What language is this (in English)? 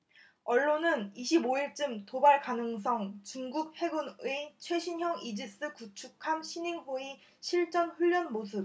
Korean